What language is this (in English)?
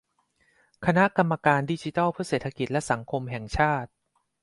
Thai